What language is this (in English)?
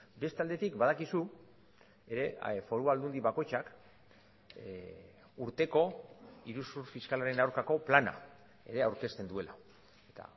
Basque